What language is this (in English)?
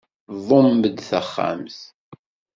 Kabyle